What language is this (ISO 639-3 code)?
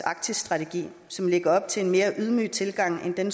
dan